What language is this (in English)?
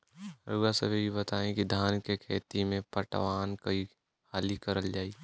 Bhojpuri